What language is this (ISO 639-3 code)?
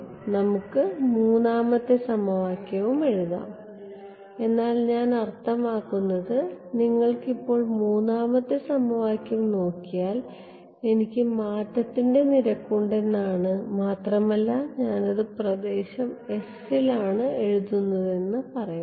mal